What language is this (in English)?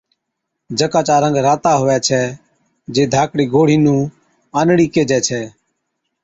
Od